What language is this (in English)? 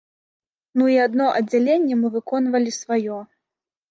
Belarusian